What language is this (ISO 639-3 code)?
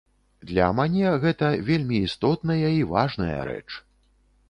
bel